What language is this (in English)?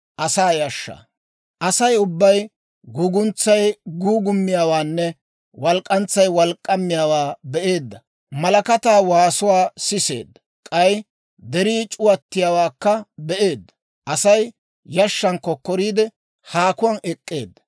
Dawro